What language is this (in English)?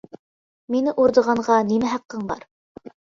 Uyghur